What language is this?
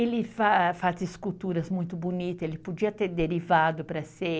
Portuguese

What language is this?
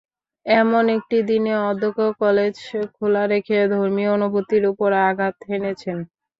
Bangla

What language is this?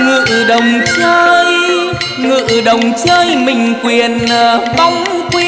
Vietnamese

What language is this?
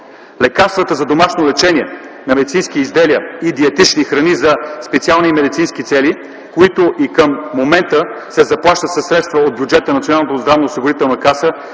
Bulgarian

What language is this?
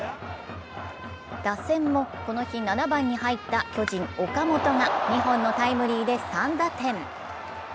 Japanese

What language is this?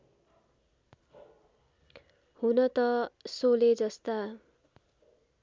Nepali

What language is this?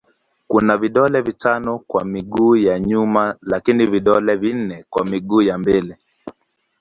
Swahili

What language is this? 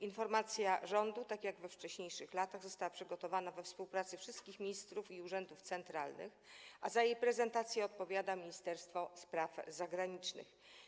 Polish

